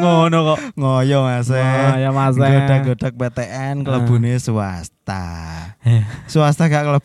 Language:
Indonesian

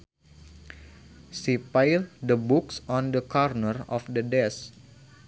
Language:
Sundanese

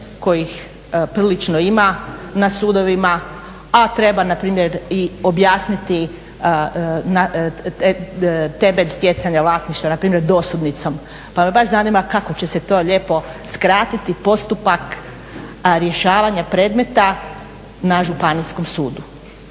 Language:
Croatian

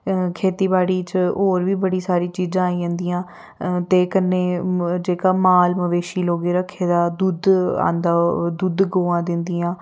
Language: Dogri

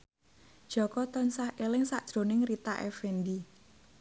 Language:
Javanese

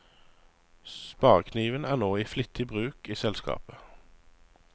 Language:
Norwegian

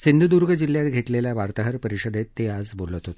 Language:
Marathi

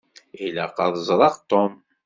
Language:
Kabyle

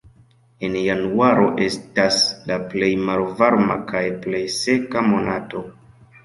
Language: Esperanto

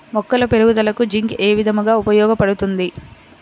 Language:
Telugu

